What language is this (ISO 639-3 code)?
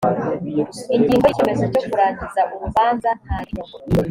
kin